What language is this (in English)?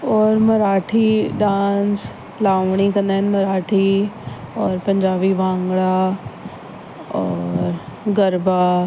Sindhi